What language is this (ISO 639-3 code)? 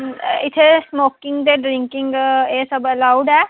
doi